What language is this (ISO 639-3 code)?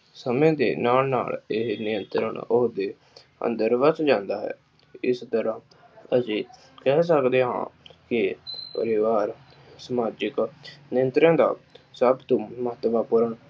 pan